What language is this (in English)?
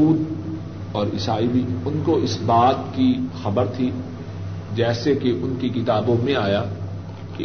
Urdu